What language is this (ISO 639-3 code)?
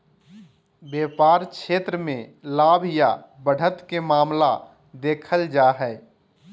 mag